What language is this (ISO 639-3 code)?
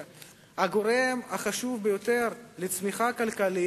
heb